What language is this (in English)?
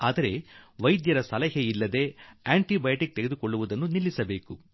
Kannada